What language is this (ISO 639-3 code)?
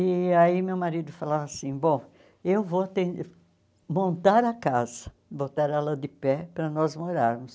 por